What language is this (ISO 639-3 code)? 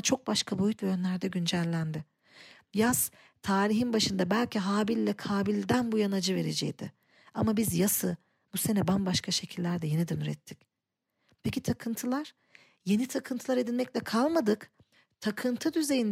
tur